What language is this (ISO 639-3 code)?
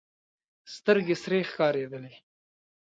pus